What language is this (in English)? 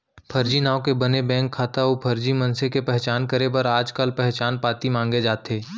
Chhattisgarhi